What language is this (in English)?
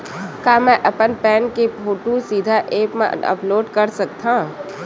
Chhattisgarhi